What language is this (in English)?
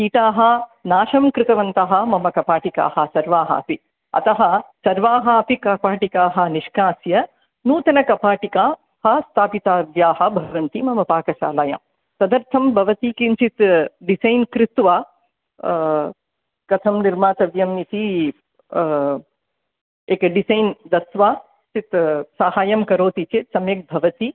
Sanskrit